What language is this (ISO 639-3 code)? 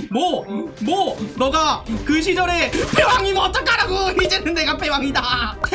kor